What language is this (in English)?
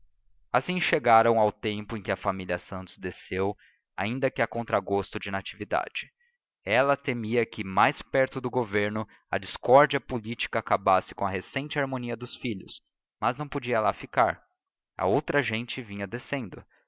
Portuguese